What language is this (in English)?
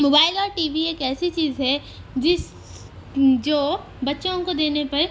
Urdu